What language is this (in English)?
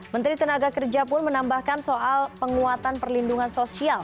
Indonesian